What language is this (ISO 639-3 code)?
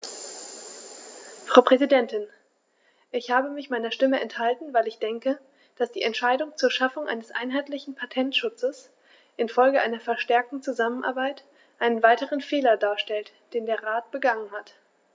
deu